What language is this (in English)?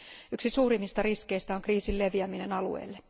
Finnish